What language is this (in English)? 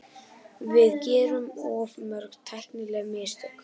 Icelandic